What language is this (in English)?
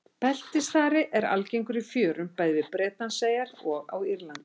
Icelandic